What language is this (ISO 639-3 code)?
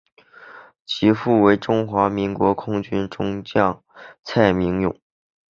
zho